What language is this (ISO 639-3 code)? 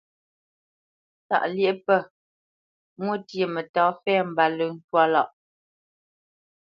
bce